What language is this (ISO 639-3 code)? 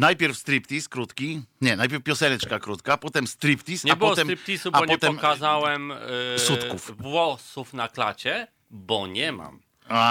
pol